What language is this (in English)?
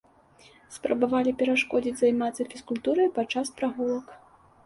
Belarusian